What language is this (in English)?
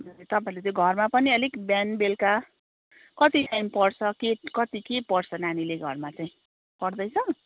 Nepali